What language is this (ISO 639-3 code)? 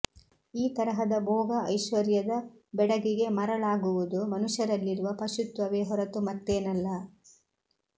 kan